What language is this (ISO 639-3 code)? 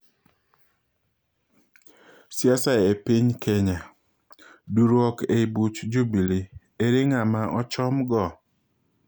luo